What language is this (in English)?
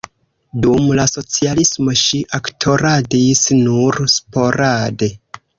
Esperanto